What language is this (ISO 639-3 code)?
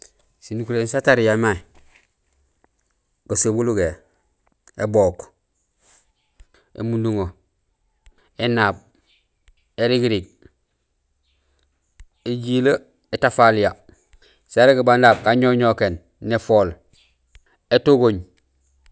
gsl